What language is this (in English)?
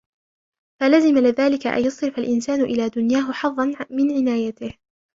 Arabic